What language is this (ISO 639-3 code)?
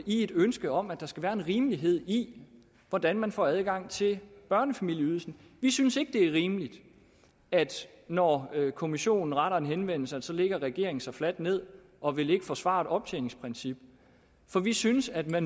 dan